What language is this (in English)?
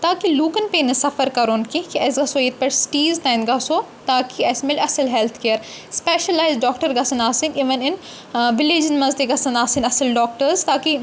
Kashmiri